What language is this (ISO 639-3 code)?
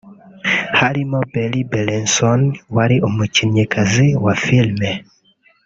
kin